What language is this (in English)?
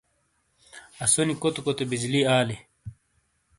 Shina